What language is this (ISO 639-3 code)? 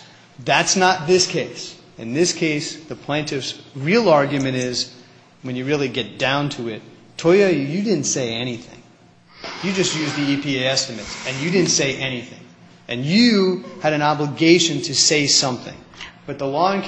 eng